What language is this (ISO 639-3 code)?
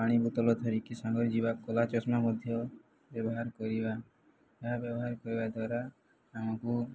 ori